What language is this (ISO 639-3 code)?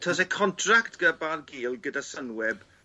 cym